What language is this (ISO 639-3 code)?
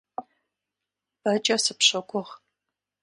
kbd